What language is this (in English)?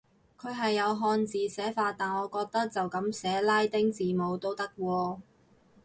Cantonese